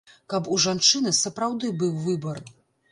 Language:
Belarusian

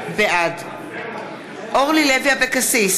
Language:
Hebrew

